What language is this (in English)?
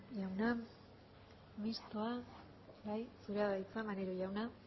Basque